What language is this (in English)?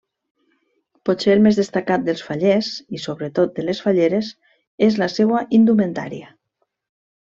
Catalan